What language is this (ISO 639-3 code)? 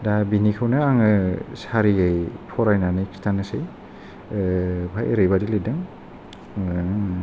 brx